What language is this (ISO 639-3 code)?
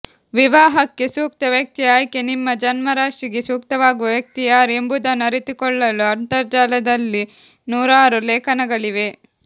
kan